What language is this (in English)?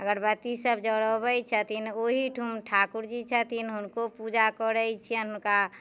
Maithili